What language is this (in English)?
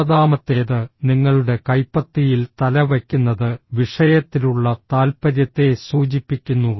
Malayalam